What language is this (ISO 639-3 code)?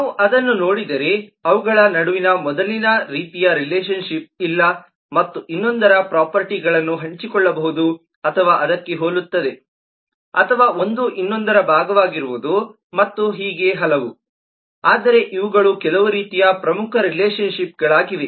kan